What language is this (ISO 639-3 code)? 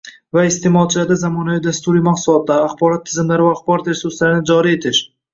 uzb